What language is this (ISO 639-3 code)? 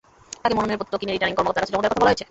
ben